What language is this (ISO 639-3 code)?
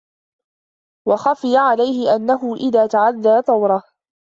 ara